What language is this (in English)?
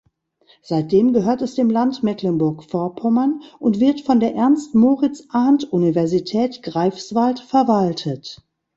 German